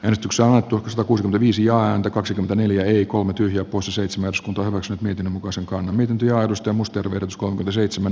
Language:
Finnish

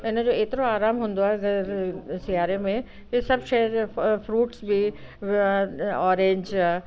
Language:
Sindhi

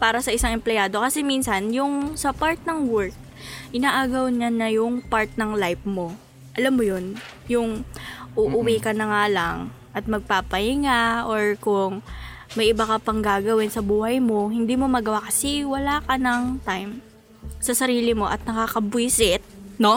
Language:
Filipino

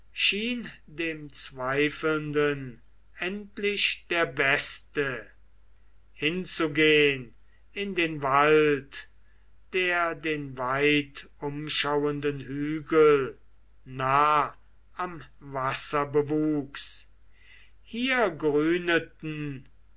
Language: German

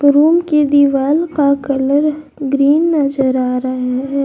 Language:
Hindi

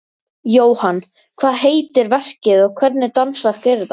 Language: Icelandic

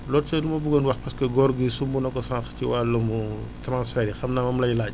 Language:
Wolof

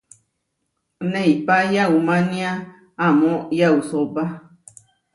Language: Huarijio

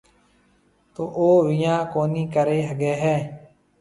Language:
Marwari (Pakistan)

